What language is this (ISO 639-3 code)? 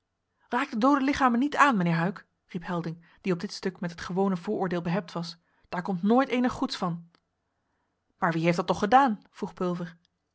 nld